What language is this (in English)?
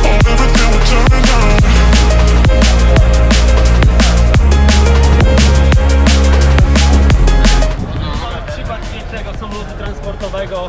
Polish